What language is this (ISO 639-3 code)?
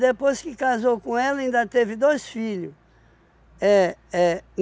por